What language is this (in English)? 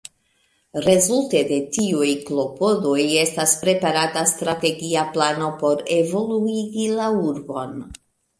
Esperanto